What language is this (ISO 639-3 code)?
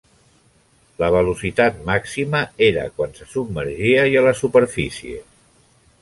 cat